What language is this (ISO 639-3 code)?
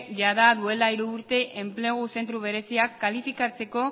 eus